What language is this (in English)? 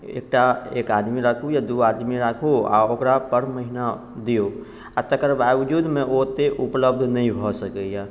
Maithili